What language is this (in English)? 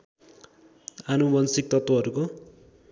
Nepali